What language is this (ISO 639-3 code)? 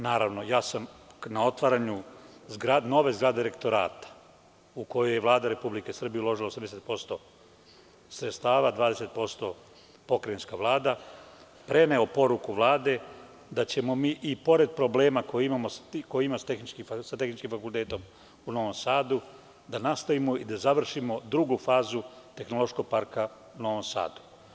srp